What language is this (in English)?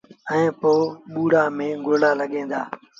Sindhi Bhil